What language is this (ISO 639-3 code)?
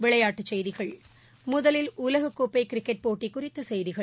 tam